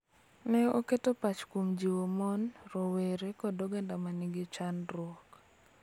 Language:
Luo (Kenya and Tanzania)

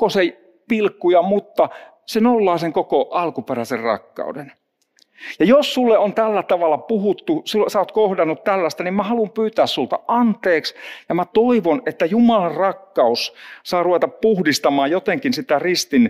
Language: Finnish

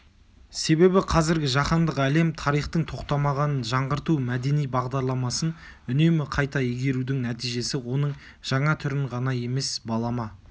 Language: Kazakh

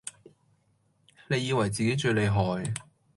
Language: Cantonese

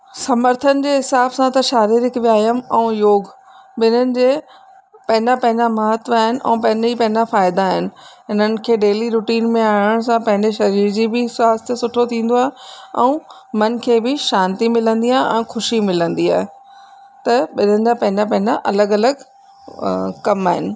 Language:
Sindhi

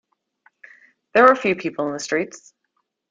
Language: English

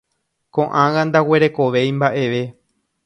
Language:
Guarani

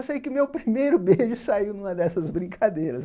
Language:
Portuguese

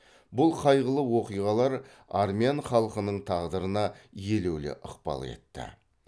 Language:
Kazakh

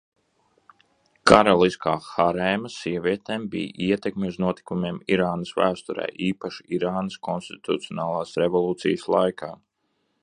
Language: Latvian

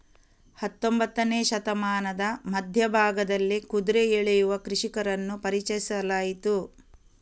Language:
Kannada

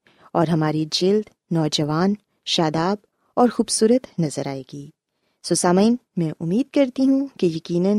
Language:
Urdu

